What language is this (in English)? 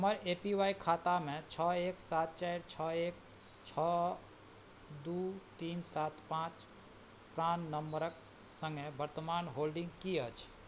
Maithili